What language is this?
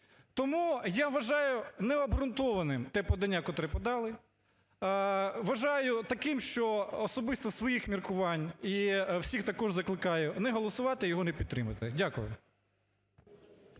Ukrainian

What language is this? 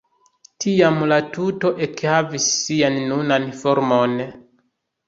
Esperanto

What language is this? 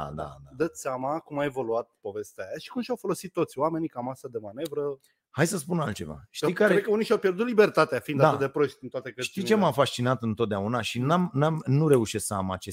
Romanian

